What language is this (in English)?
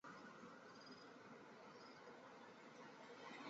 Chinese